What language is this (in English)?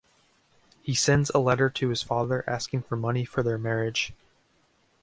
English